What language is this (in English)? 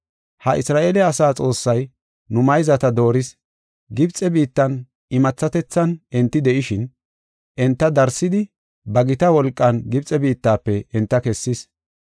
Gofa